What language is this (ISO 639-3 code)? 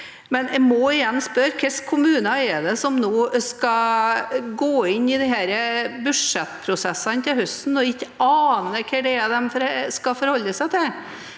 nor